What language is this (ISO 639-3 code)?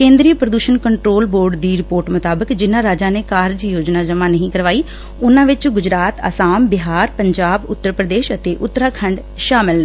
pan